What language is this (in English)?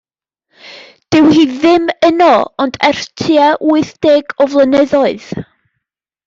Welsh